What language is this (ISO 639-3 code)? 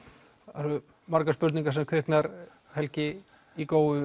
isl